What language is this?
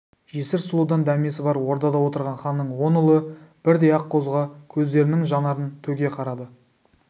Kazakh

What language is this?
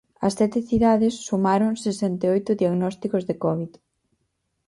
Galician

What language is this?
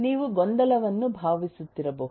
Kannada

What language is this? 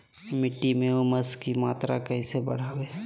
Magahi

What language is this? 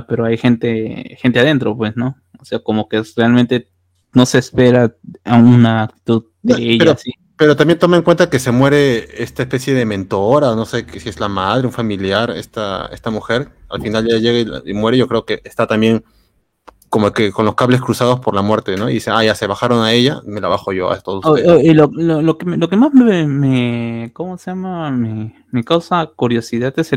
Spanish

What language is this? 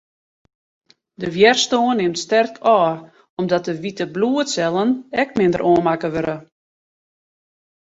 Western Frisian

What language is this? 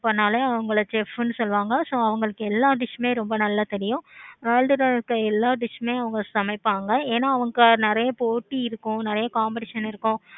Tamil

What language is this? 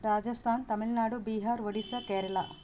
Telugu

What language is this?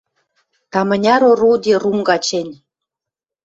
Western Mari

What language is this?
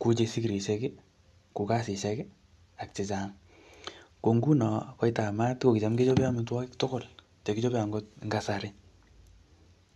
Kalenjin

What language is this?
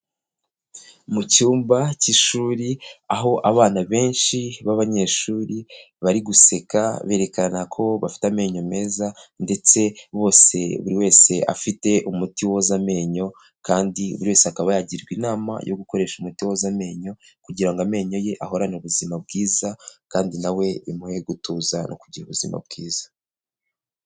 Kinyarwanda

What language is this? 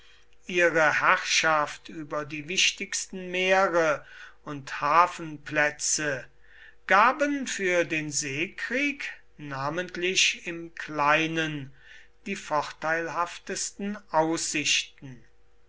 German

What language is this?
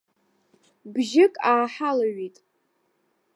Abkhazian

